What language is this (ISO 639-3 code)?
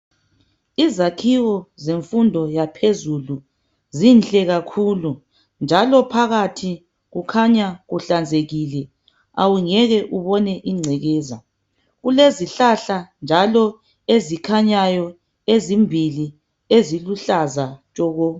nde